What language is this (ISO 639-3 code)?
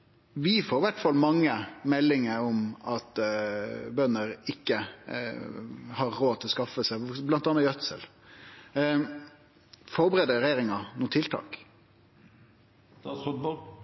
nno